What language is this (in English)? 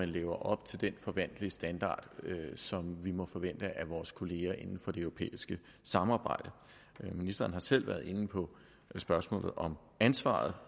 Danish